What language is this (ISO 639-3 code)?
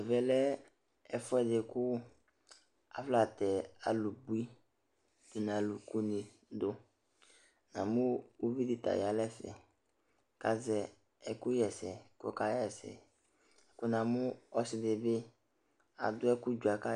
kpo